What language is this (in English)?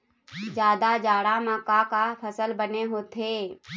Chhattisgarhi